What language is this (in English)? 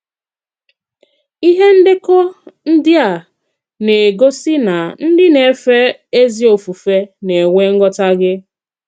Igbo